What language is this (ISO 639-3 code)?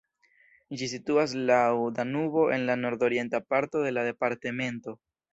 epo